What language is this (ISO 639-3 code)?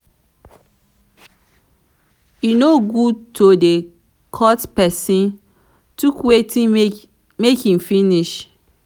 pcm